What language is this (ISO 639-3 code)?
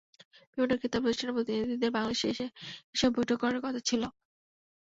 ben